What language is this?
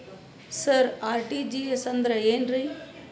Kannada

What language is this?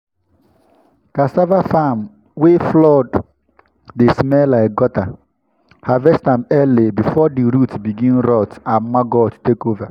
Nigerian Pidgin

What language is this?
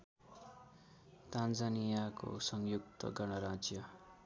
Nepali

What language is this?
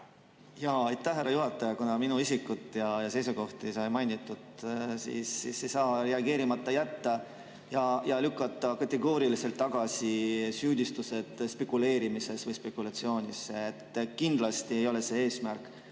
Estonian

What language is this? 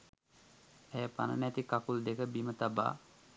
Sinhala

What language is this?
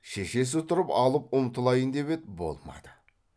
Kazakh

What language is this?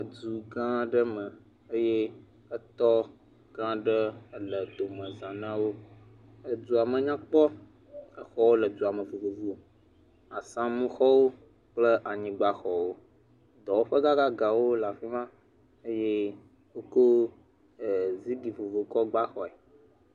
Ewe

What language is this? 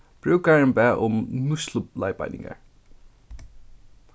Faroese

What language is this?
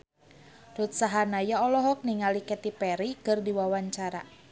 Sundanese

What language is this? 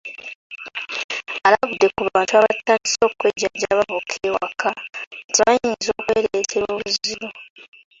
Ganda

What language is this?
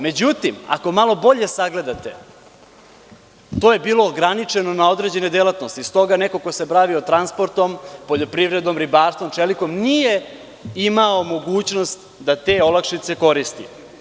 Serbian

